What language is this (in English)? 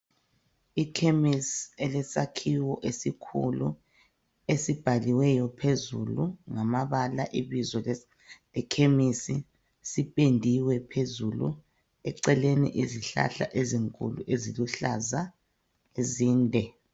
North Ndebele